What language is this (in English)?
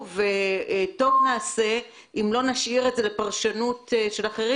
Hebrew